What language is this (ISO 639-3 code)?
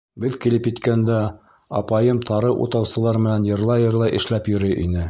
bak